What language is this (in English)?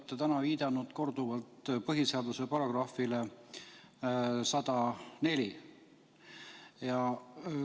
Estonian